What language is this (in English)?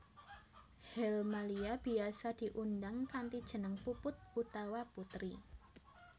Javanese